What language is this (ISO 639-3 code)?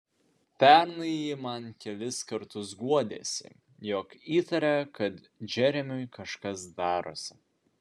lit